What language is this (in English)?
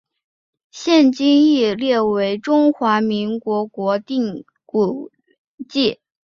Chinese